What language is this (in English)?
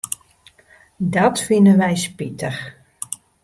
Western Frisian